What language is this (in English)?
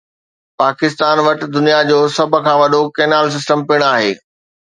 Sindhi